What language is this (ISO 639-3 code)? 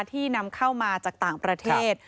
tha